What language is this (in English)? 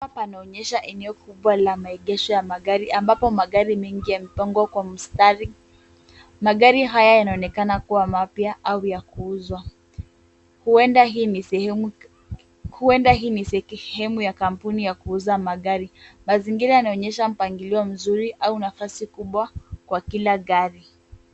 Swahili